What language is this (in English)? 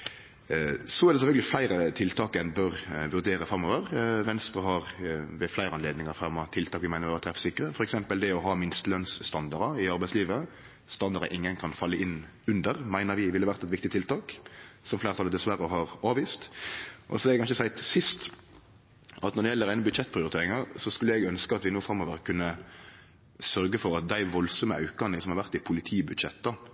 Norwegian Nynorsk